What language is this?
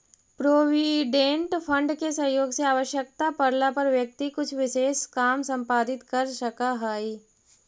Magahi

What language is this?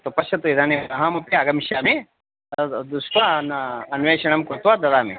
Sanskrit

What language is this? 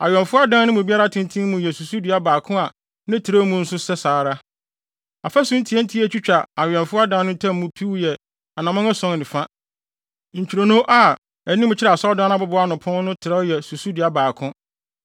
Akan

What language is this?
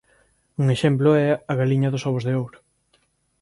Galician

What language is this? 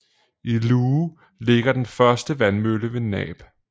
Danish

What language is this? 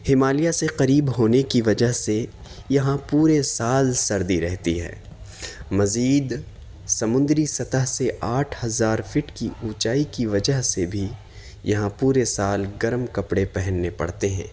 Urdu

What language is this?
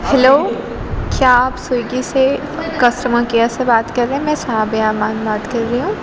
Urdu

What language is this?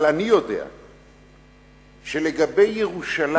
Hebrew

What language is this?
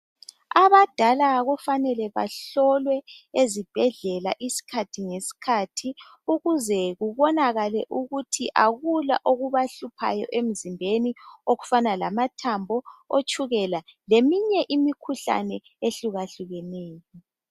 North Ndebele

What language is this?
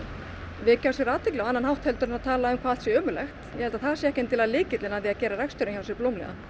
Icelandic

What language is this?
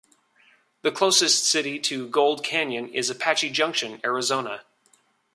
English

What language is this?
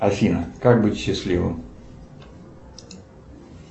Russian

